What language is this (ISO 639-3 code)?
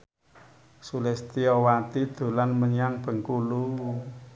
jav